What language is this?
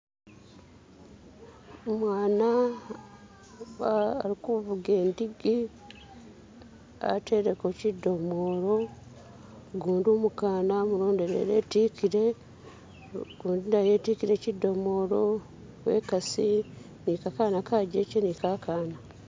Masaaba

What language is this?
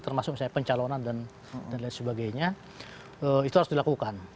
Indonesian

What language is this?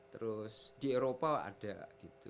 Indonesian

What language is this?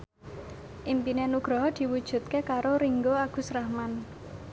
Javanese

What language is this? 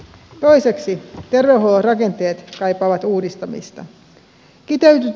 Finnish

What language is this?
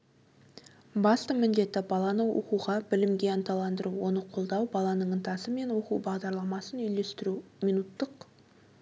Kazakh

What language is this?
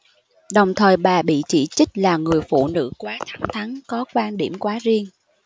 Vietnamese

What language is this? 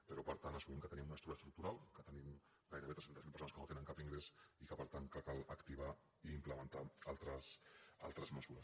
Catalan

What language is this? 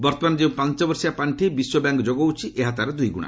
Odia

